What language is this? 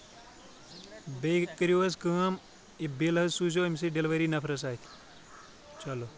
Kashmiri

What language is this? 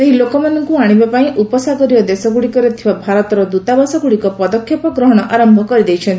Odia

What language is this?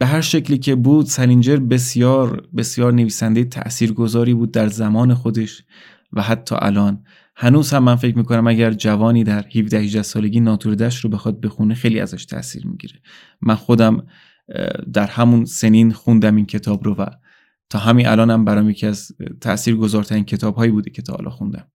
Persian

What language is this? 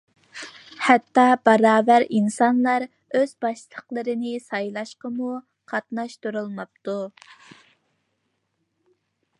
Uyghur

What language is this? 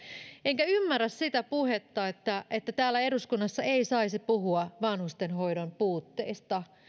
Finnish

